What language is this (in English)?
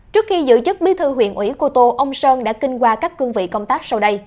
Vietnamese